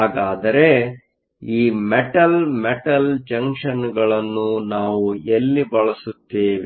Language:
Kannada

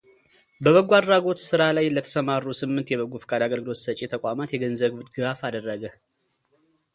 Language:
Amharic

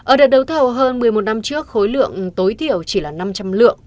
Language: Vietnamese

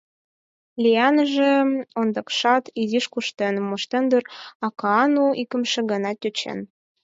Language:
Mari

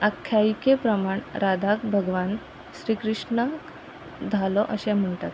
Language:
Konkani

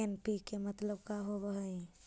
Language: Magahi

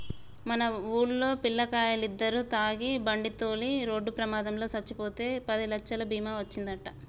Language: Telugu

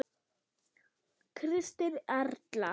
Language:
Icelandic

